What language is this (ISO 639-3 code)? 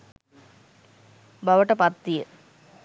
sin